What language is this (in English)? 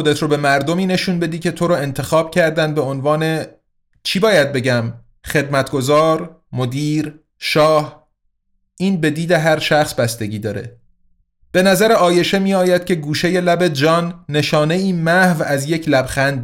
Persian